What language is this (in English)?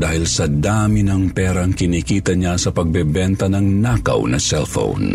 Filipino